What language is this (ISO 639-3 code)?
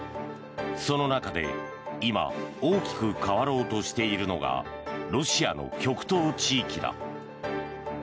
jpn